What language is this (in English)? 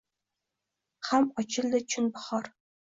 Uzbek